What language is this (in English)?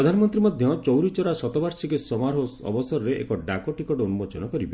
Odia